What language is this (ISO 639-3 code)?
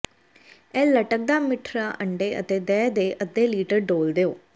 pan